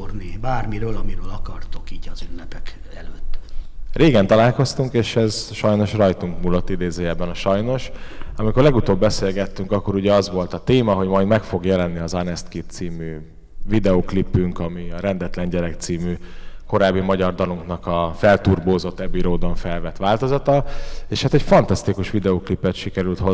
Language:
Hungarian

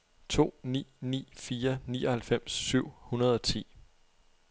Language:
Danish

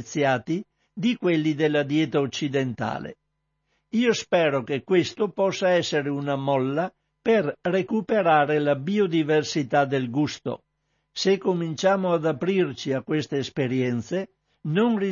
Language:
Italian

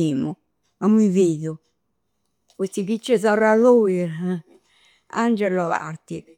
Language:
Campidanese Sardinian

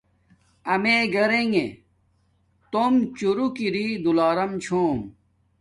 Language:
Domaaki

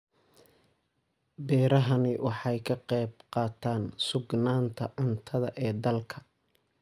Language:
Somali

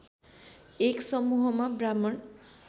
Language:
Nepali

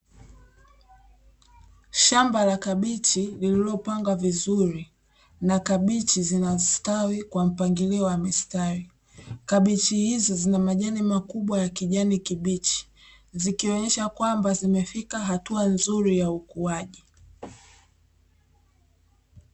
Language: Swahili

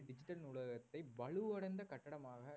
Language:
Tamil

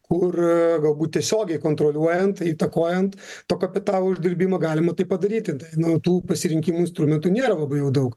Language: Lithuanian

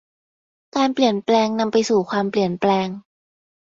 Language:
Thai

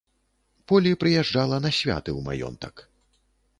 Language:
Belarusian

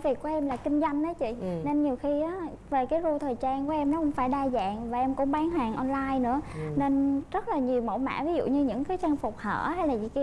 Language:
Vietnamese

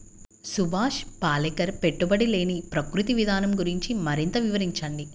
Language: Telugu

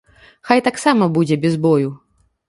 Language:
Belarusian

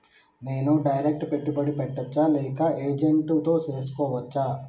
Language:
Telugu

